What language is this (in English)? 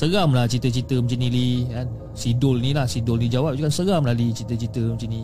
Malay